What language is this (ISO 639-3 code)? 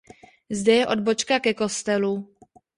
ces